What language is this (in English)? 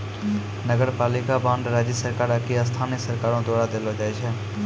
Maithili